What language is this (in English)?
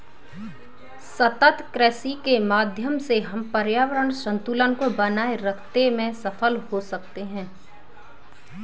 Hindi